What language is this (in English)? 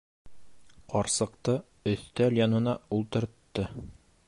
Bashkir